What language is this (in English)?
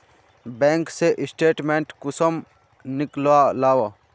Magahi